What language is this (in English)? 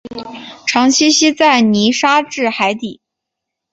Chinese